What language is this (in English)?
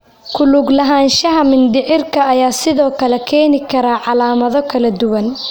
Somali